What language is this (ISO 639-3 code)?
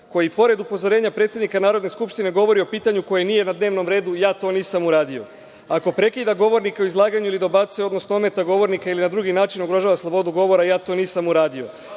srp